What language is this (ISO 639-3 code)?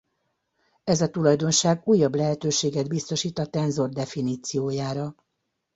hun